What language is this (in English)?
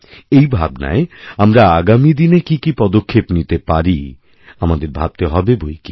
Bangla